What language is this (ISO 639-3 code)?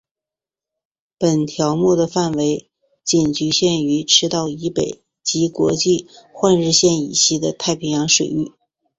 zho